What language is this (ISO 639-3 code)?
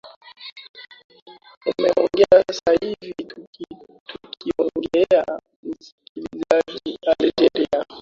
swa